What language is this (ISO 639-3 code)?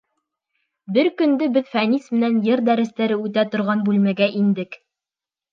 bak